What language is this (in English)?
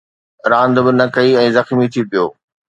Sindhi